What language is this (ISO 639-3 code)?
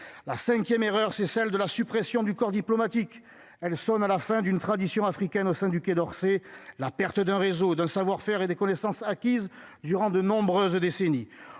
fra